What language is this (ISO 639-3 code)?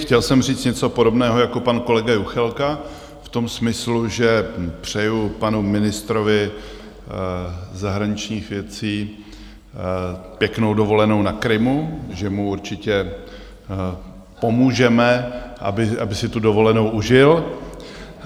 ces